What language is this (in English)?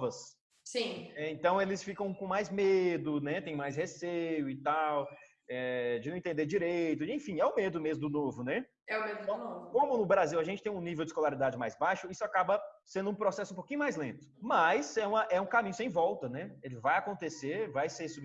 Portuguese